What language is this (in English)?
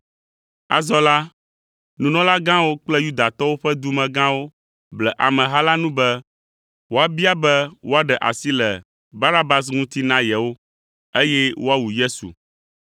Ewe